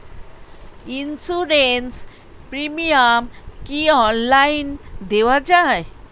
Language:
Bangla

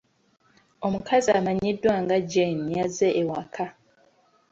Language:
Ganda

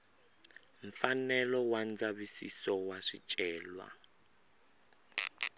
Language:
Tsonga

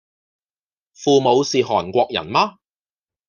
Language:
Cantonese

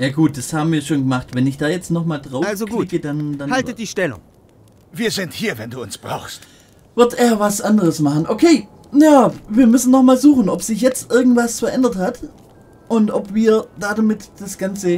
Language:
German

